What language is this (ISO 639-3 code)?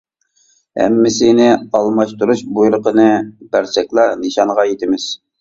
uig